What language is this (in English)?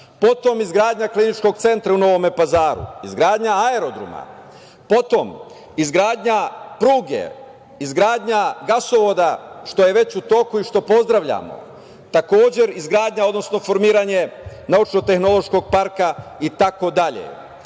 Serbian